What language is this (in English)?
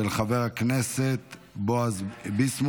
Hebrew